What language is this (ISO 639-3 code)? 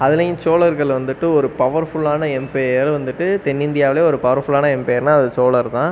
tam